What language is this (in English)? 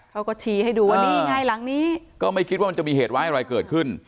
Thai